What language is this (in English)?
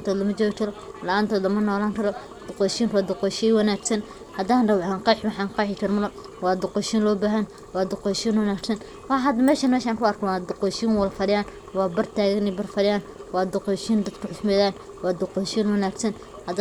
Somali